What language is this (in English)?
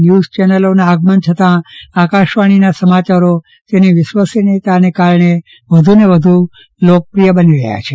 Gujarati